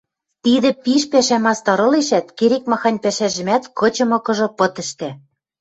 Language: Western Mari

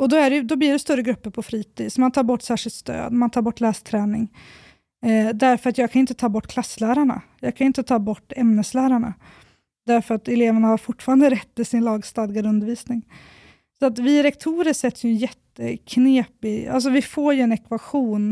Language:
Swedish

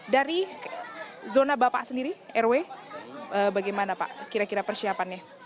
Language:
Indonesian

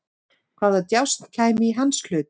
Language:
Icelandic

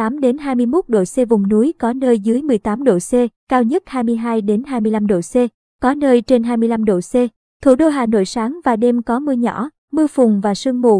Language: Vietnamese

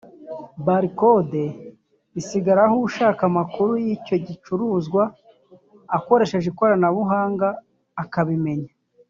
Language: Kinyarwanda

